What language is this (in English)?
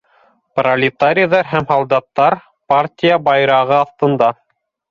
Bashkir